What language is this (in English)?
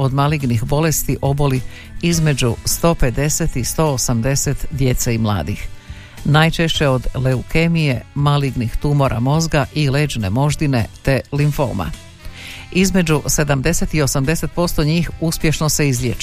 Croatian